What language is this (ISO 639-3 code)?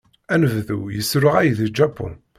kab